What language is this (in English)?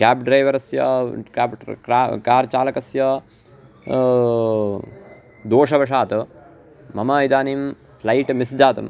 Sanskrit